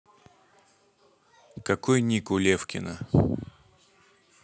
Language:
Russian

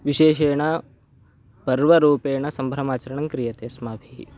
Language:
Sanskrit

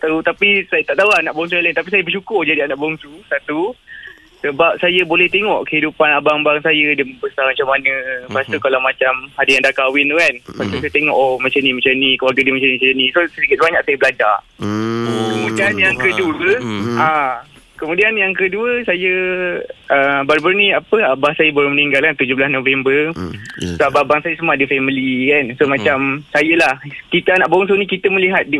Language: Malay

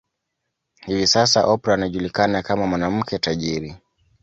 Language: Swahili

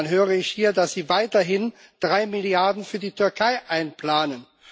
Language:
German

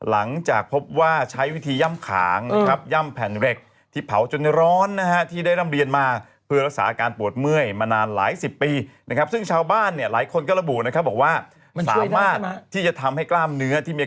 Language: Thai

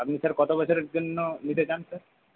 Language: Bangla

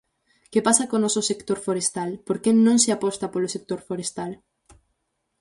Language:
Galician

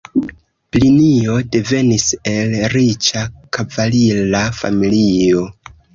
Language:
Esperanto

